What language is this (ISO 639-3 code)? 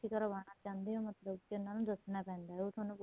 pan